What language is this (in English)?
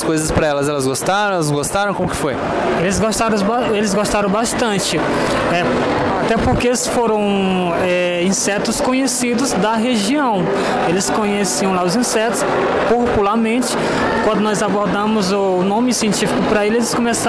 Portuguese